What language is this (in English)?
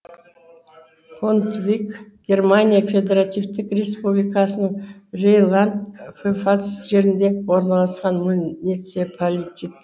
Kazakh